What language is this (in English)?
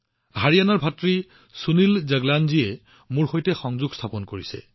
Assamese